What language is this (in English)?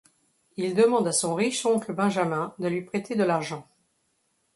French